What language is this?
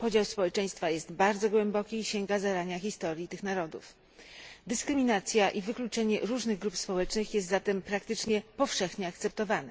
Polish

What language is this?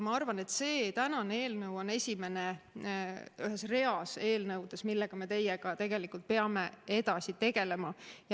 Estonian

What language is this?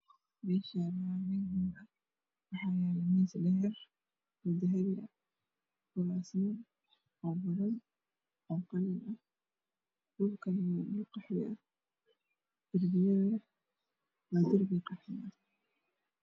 Somali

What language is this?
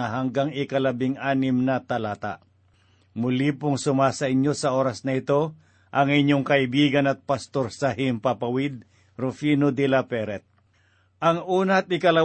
Filipino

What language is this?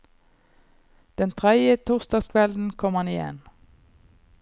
Norwegian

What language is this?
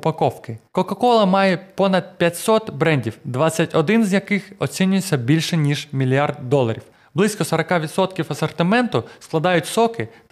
Ukrainian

